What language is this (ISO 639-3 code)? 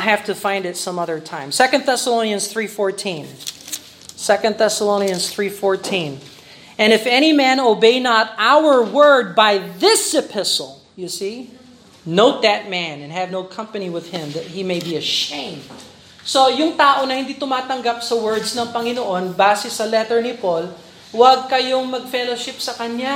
fil